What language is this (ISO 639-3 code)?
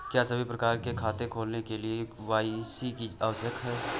hin